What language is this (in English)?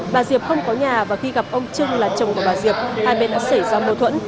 Vietnamese